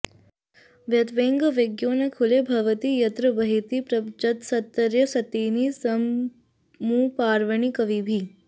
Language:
Sanskrit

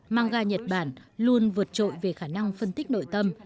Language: Vietnamese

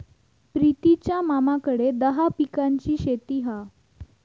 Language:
Marathi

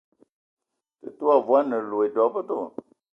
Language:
Ewondo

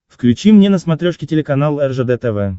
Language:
Russian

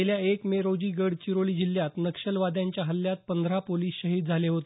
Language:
Marathi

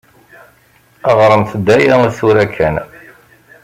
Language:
Kabyle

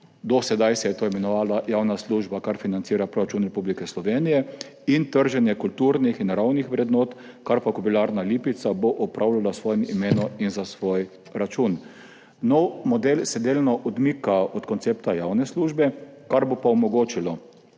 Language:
Slovenian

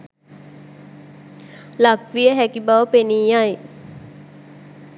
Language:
Sinhala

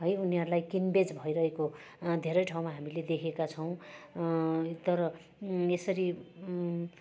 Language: Nepali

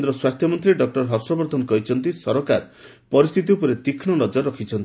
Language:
Odia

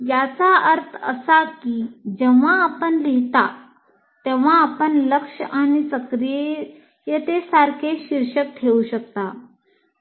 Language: Marathi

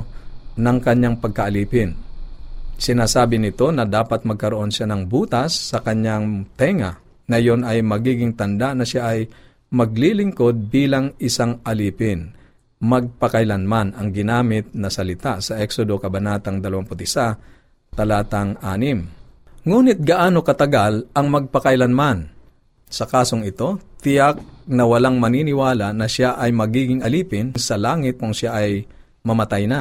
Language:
Filipino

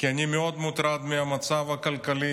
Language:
Hebrew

